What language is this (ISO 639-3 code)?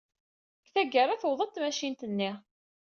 kab